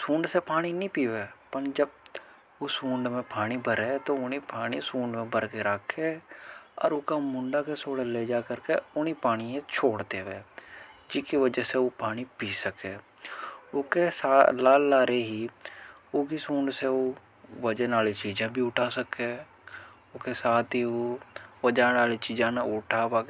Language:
Hadothi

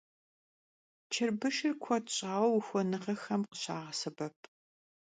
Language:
Kabardian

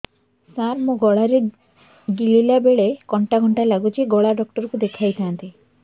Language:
Odia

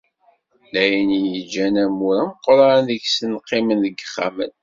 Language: Kabyle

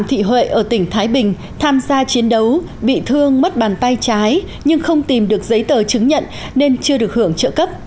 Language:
Vietnamese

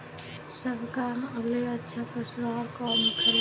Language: Bhojpuri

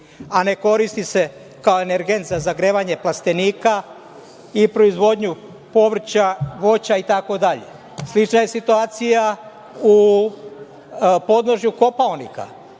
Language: Serbian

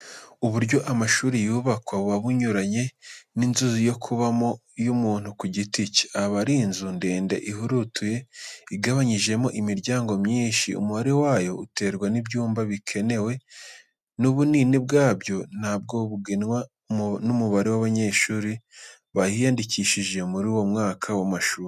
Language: Kinyarwanda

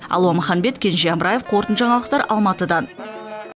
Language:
Kazakh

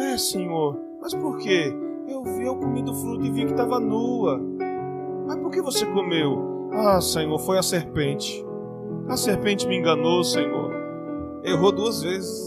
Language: Portuguese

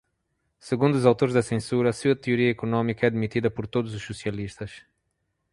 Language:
Portuguese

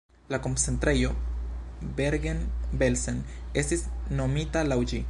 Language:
Esperanto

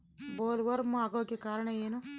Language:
Kannada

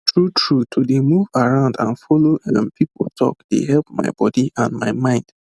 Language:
Nigerian Pidgin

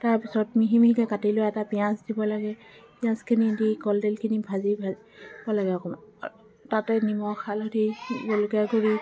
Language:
Assamese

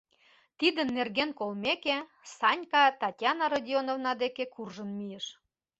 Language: Mari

